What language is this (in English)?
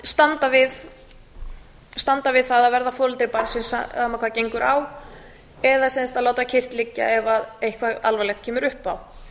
Icelandic